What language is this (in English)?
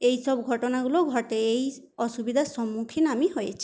Bangla